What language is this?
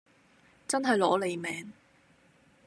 Cantonese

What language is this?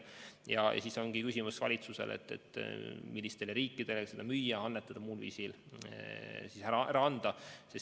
Estonian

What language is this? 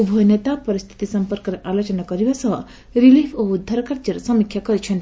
Odia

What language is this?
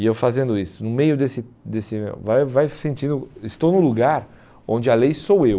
Portuguese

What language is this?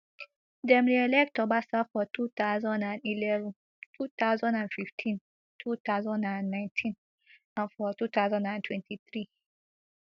Nigerian Pidgin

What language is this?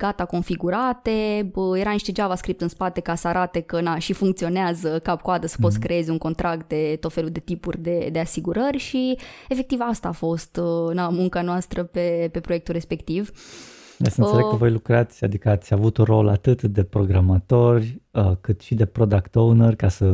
Romanian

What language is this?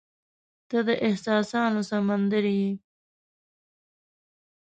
Pashto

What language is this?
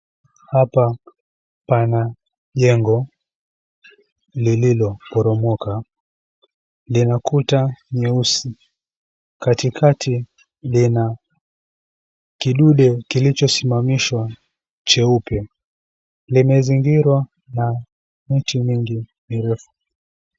Swahili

